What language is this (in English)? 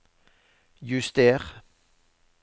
Norwegian